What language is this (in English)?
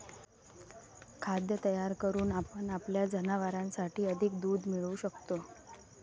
Marathi